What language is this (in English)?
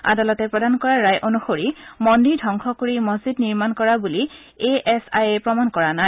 Assamese